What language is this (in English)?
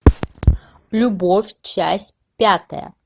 Russian